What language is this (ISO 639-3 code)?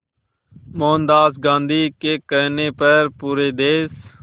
hin